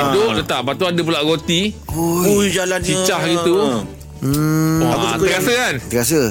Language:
Malay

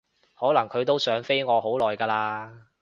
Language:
Cantonese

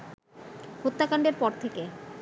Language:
Bangla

